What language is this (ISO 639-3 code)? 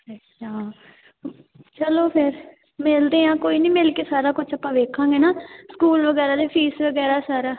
pan